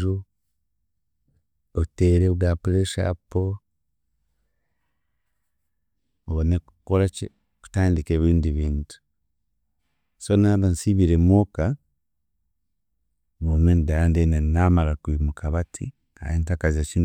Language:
Chiga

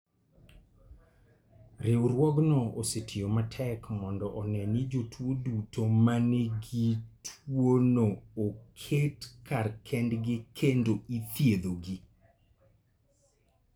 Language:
Luo (Kenya and Tanzania)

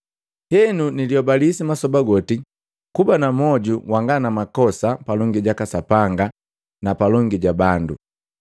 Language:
Matengo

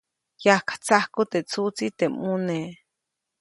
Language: Copainalá Zoque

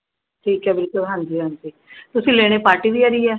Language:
Punjabi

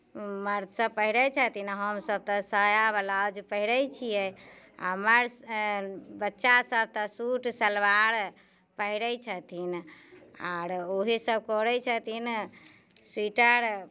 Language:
Maithili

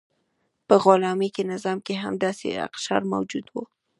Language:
Pashto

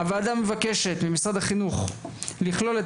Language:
Hebrew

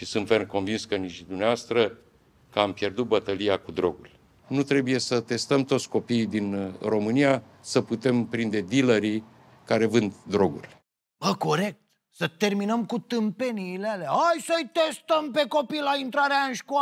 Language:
Romanian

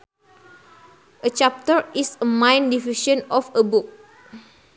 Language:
Sundanese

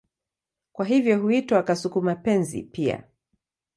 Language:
Swahili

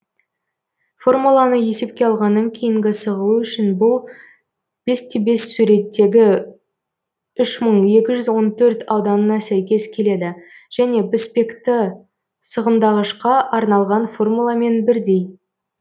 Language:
Kazakh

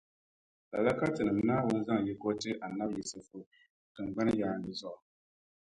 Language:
Dagbani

